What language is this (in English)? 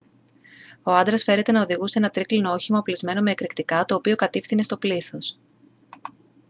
Greek